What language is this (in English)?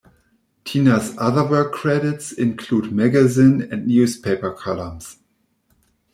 English